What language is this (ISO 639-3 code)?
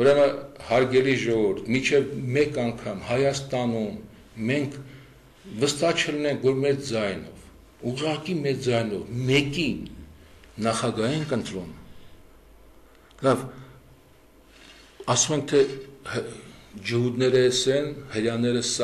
ron